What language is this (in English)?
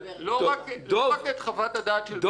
Hebrew